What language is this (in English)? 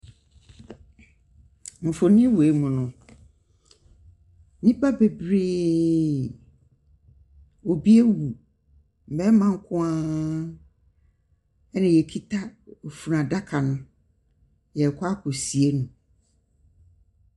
Akan